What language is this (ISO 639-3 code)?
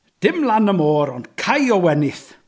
cym